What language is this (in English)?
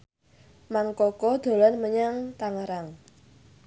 Javanese